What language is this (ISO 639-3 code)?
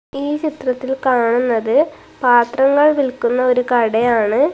mal